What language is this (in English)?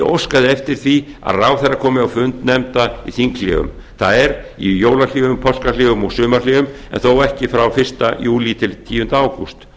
Icelandic